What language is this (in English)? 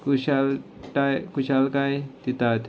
Konkani